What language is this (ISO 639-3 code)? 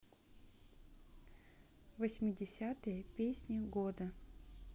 rus